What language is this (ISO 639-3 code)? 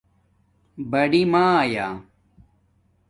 dmk